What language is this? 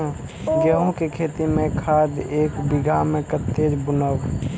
Maithili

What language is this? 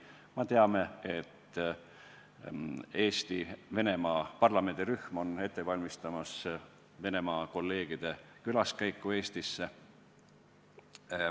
Estonian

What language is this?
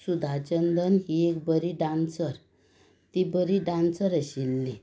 Konkani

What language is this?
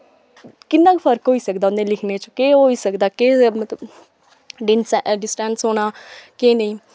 Dogri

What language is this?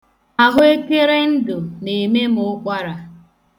Igbo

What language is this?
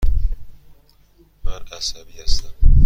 Persian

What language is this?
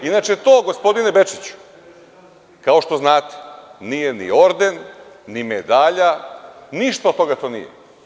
Serbian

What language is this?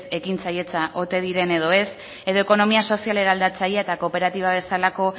Basque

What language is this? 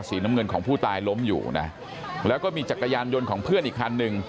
Thai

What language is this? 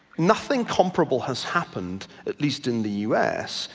English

